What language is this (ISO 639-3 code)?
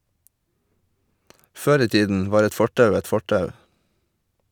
nor